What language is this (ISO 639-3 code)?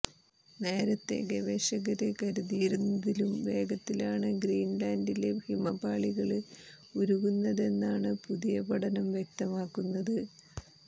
mal